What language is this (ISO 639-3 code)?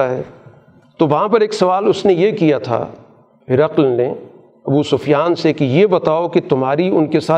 urd